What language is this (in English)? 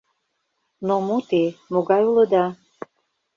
Mari